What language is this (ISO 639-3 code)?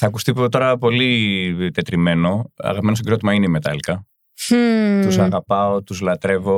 ell